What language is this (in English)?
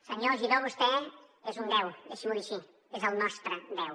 Catalan